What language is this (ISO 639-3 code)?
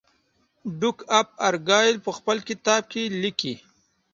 pus